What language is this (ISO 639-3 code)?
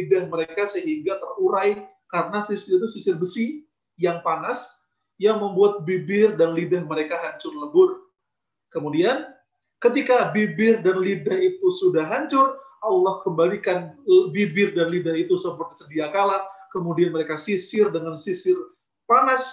ind